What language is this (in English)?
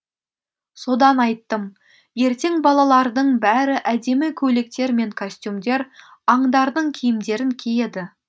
Kazakh